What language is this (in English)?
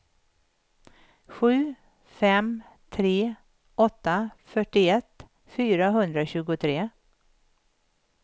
Swedish